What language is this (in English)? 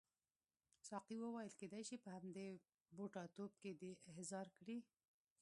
Pashto